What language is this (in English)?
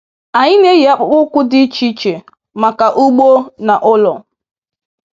Igbo